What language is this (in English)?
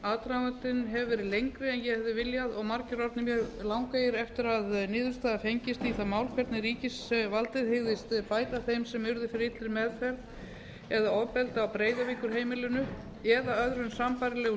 Icelandic